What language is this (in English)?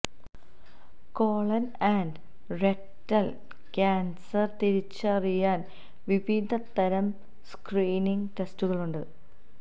Malayalam